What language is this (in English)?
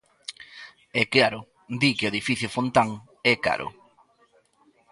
Galician